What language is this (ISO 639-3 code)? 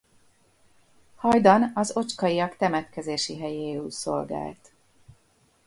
hun